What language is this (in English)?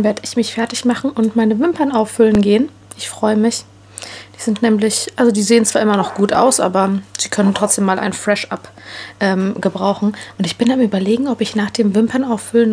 German